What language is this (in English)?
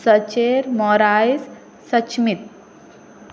Konkani